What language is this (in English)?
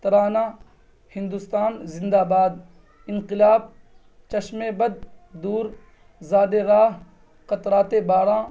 Urdu